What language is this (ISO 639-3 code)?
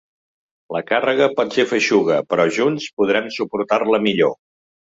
cat